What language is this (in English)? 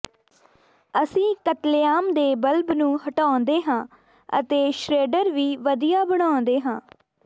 Punjabi